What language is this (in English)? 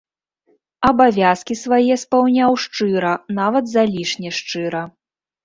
Belarusian